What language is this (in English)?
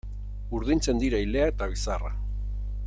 Basque